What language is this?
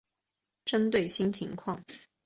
Chinese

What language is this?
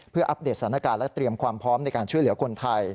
Thai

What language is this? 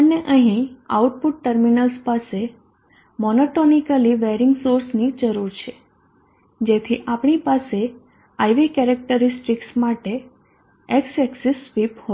Gujarati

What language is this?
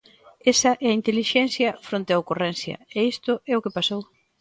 Galician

